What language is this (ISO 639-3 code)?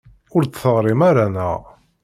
kab